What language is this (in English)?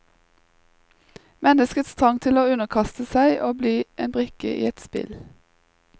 Norwegian